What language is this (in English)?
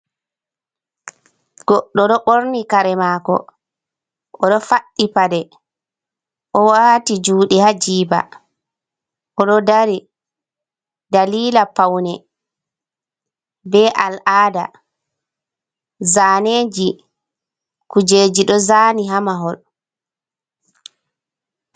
Fula